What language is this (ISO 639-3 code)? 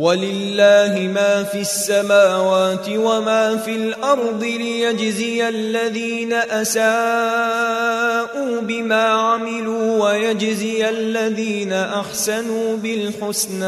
ara